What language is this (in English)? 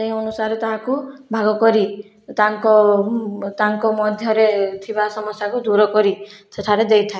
Odia